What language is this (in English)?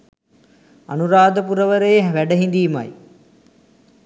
Sinhala